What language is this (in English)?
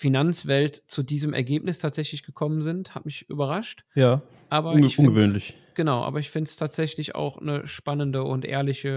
German